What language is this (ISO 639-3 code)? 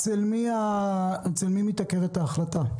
heb